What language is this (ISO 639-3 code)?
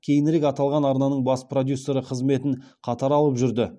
kaz